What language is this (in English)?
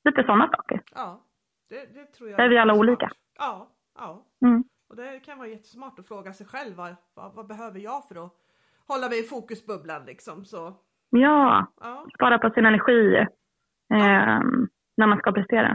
Swedish